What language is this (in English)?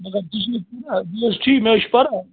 Kashmiri